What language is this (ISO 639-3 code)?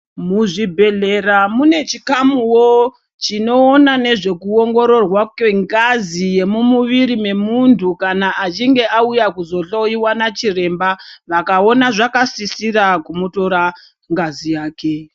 ndc